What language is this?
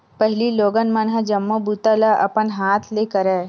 Chhattisgarhi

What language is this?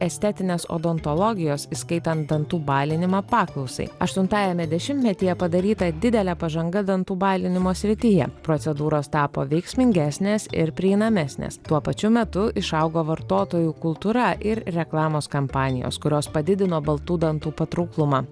Lithuanian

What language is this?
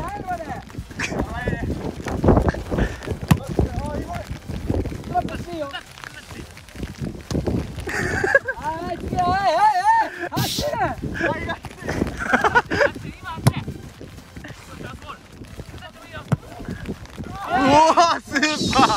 Japanese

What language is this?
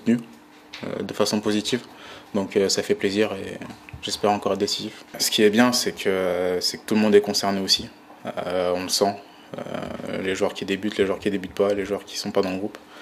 French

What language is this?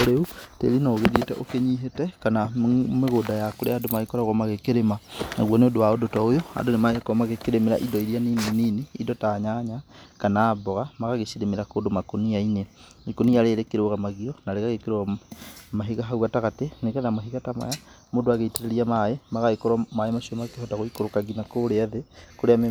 Kikuyu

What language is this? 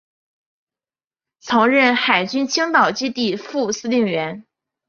Chinese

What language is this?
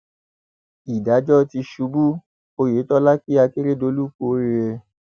Yoruba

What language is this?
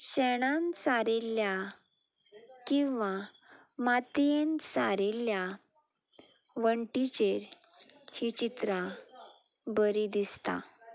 Konkani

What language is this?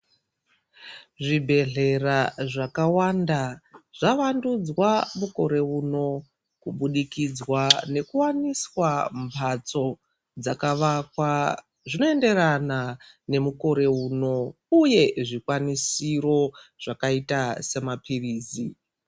Ndau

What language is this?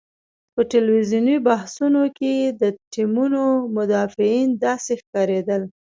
Pashto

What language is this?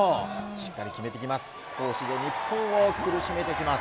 Japanese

